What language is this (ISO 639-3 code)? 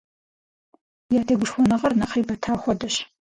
kbd